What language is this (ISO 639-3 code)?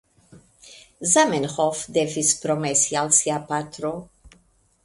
epo